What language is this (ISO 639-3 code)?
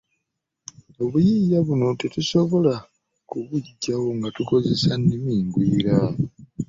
lug